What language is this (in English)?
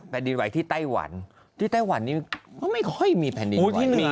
Thai